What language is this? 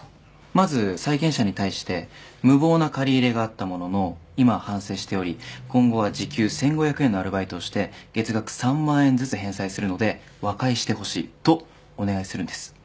Japanese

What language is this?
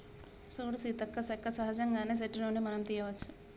Telugu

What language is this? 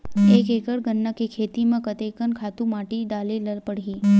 Chhattisgarhi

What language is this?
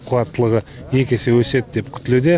Kazakh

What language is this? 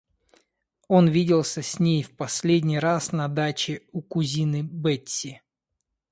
Russian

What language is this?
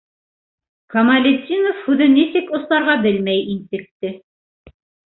Bashkir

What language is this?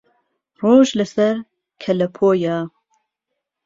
Central Kurdish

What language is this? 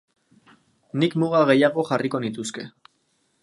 Basque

